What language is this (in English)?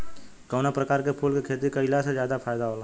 Bhojpuri